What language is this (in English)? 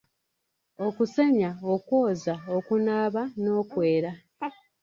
Ganda